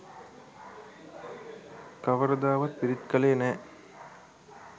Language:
Sinhala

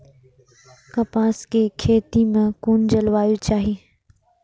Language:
Maithili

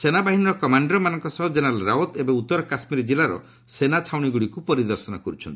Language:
Odia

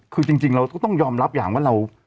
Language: Thai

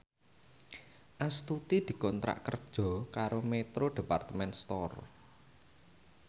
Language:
Javanese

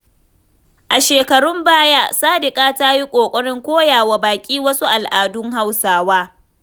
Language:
Hausa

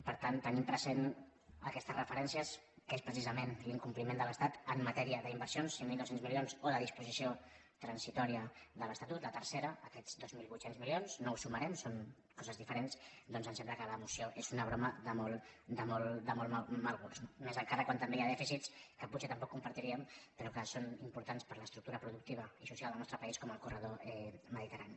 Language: Catalan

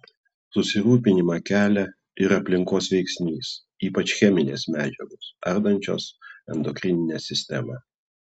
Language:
Lithuanian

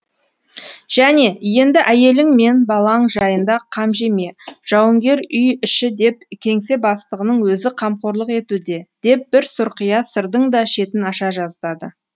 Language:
Kazakh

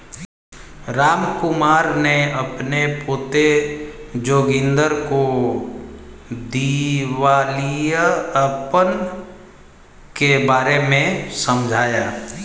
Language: Hindi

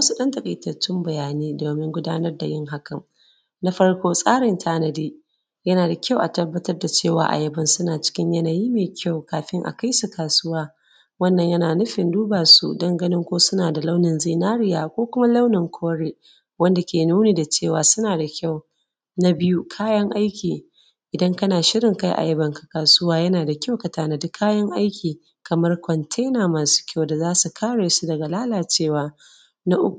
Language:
Hausa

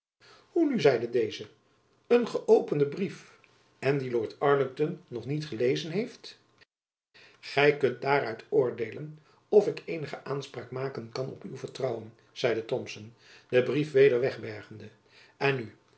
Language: Dutch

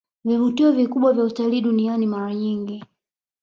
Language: Swahili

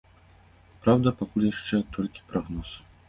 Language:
Belarusian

